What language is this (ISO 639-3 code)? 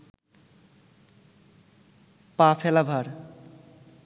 ben